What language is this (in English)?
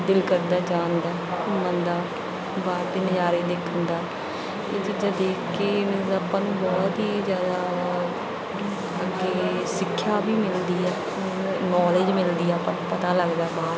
Punjabi